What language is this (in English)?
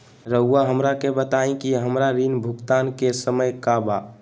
Magahi